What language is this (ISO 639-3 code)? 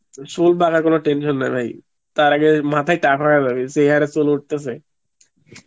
ben